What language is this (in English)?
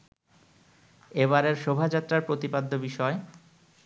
Bangla